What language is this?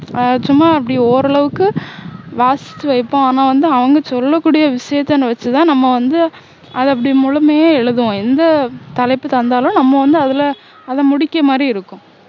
Tamil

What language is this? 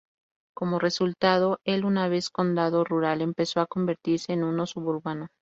Spanish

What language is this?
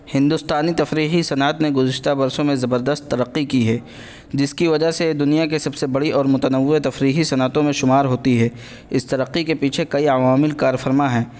Urdu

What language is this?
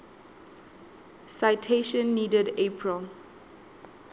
Southern Sotho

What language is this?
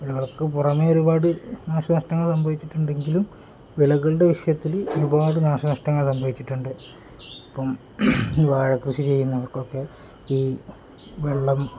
Malayalam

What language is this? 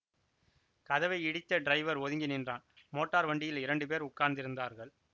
Tamil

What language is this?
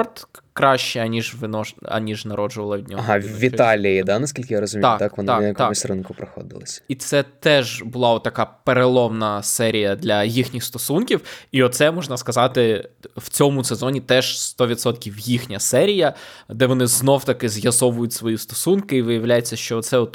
Ukrainian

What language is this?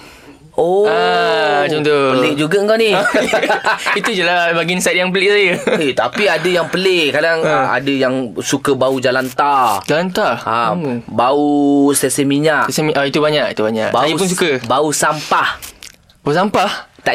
Malay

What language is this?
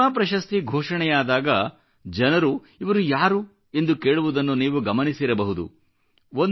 Kannada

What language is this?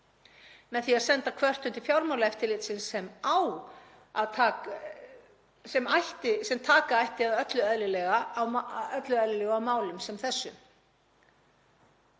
Icelandic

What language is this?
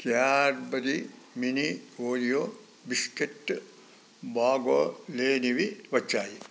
Telugu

